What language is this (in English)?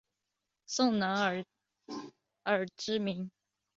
Chinese